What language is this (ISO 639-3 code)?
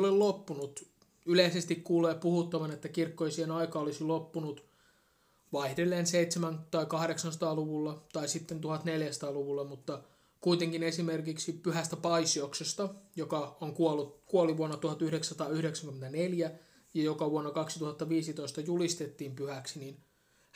fin